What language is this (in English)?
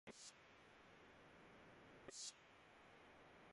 Urdu